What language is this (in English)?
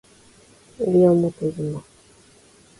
Japanese